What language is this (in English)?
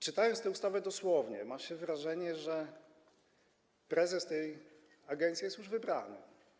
Polish